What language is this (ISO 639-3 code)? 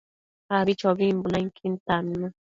mcf